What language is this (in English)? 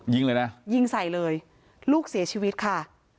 Thai